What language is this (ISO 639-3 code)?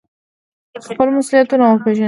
pus